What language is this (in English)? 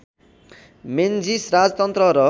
Nepali